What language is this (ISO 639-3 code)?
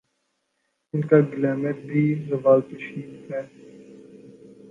urd